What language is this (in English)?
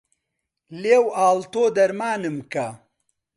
Central Kurdish